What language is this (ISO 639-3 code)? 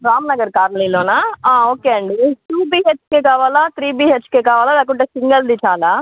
tel